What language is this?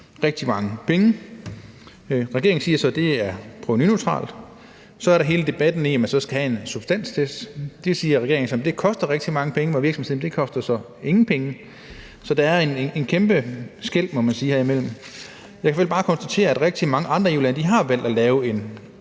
Danish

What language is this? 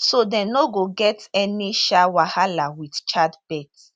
Nigerian Pidgin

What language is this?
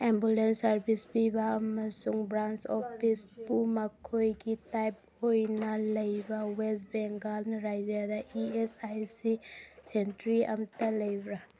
Manipuri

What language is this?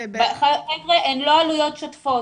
Hebrew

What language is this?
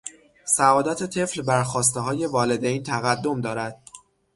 Persian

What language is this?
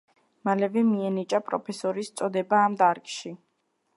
Georgian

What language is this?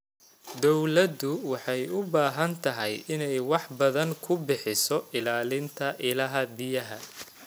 Somali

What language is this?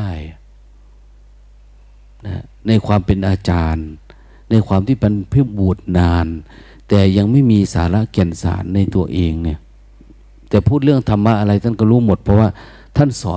Thai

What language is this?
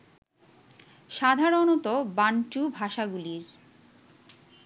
Bangla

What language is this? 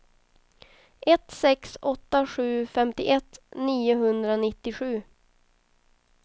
Swedish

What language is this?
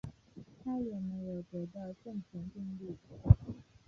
Chinese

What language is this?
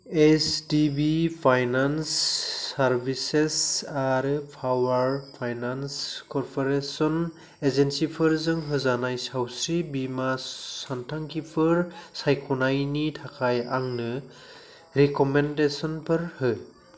Bodo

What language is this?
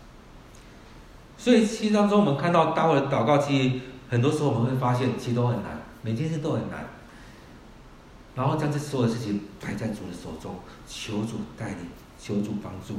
Chinese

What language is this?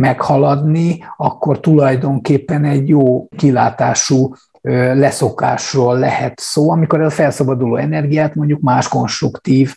Hungarian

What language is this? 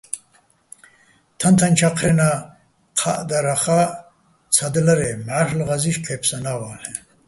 Bats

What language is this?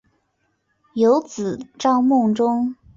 Chinese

